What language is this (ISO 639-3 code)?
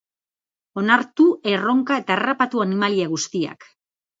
eus